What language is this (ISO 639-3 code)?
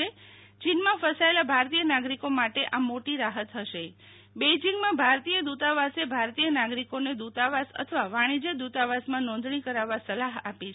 guj